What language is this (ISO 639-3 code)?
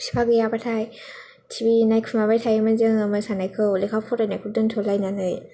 brx